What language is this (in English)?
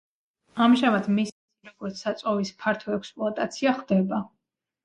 Georgian